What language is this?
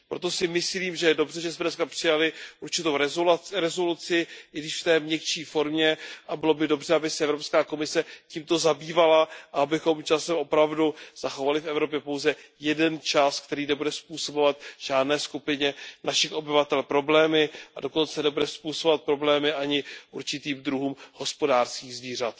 Czech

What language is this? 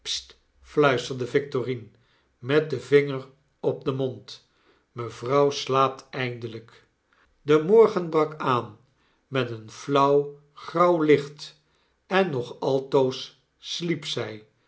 Dutch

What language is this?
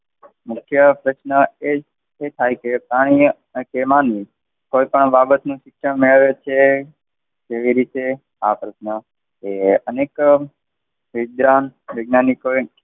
Gujarati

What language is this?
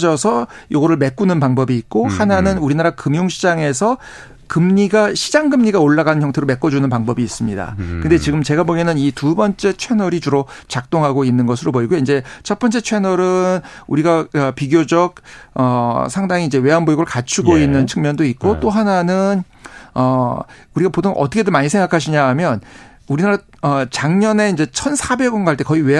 Korean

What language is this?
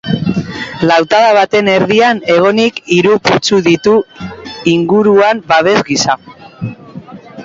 Basque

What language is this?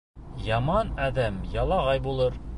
Bashkir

